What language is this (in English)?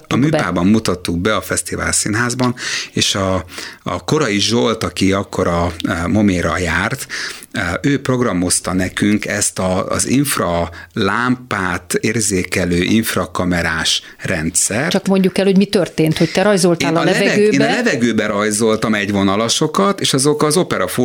Hungarian